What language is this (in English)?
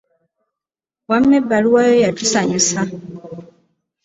Ganda